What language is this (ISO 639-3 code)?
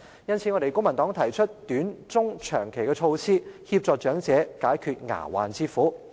yue